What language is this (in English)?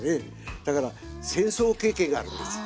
Japanese